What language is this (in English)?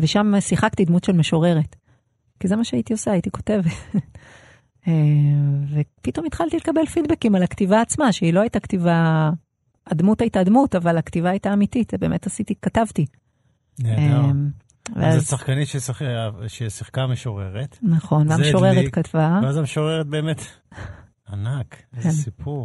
Hebrew